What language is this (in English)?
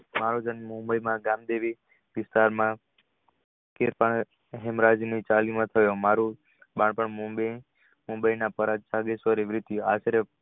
Gujarati